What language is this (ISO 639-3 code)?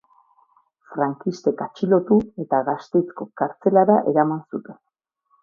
eus